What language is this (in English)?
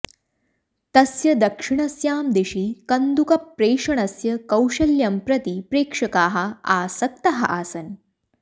Sanskrit